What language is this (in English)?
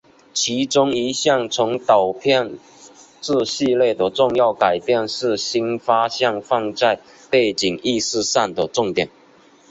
Chinese